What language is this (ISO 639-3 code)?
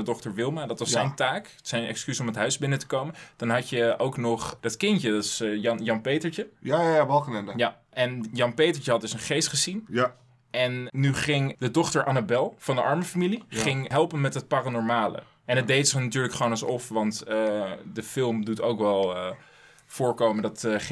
nld